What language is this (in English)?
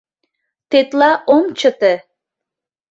Mari